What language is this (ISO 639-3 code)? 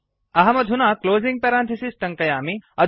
san